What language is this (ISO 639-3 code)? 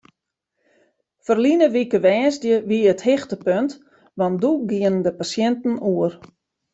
fry